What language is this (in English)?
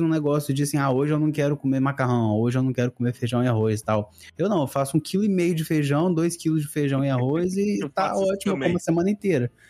Portuguese